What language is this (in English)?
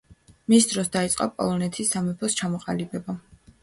Georgian